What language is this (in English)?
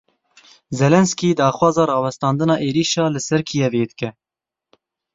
Kurdish